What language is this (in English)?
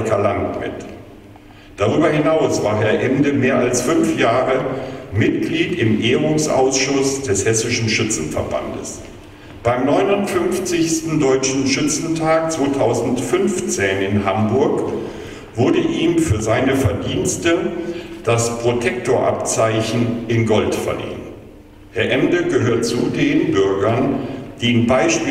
German